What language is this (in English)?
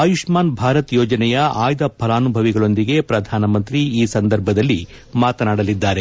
Kannada